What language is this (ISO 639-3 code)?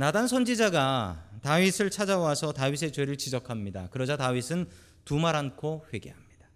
kor